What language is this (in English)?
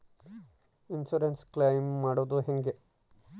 Kannada